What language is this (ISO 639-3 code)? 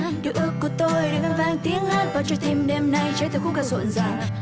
vie